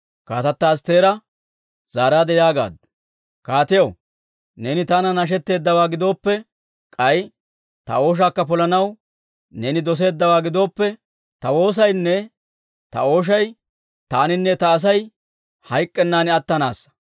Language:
Dawro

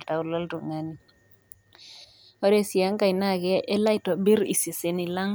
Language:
Masai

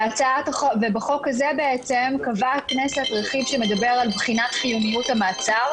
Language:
Hebrew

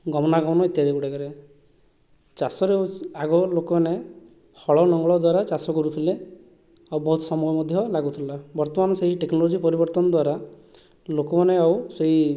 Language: Odia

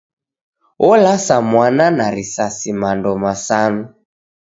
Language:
Taita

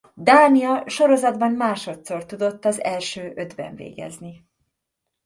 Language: Hungarian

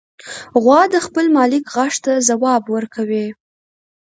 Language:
Pashto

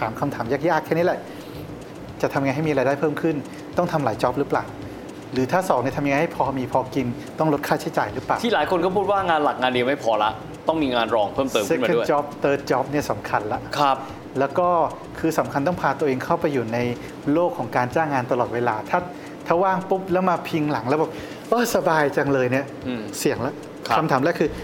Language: Thai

